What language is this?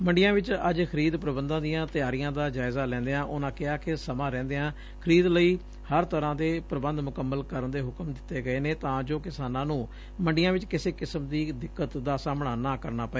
Punjabi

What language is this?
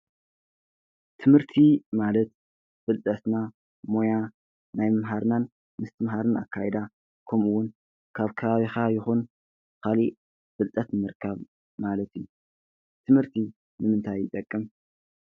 Tigrinya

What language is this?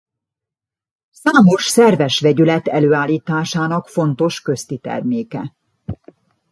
Hungarian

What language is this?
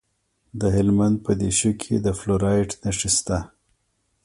Pashto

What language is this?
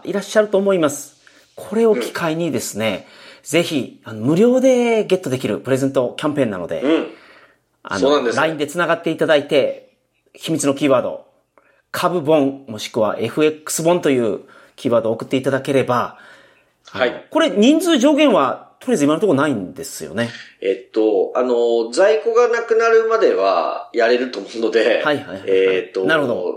Japanese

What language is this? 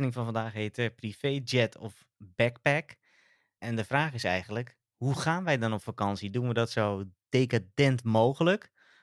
Dutch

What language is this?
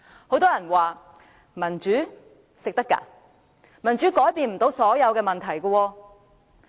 Cantonese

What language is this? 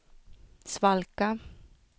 Swedish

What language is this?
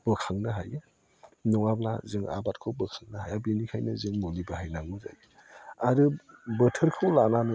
Bodo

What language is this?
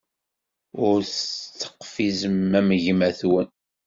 Kabyle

